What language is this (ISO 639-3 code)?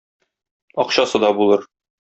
tat